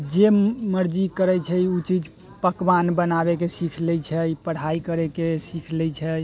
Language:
Maithili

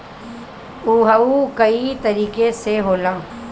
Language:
Bhojpuri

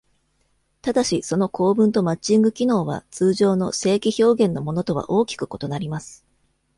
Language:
Japanese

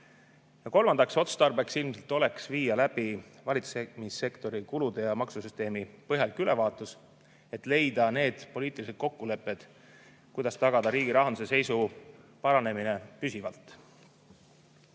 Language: Estonian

